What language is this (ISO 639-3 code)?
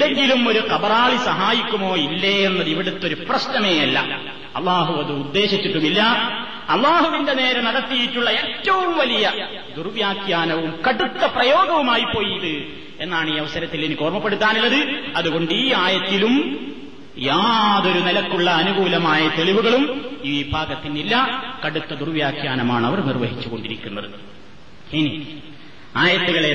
mal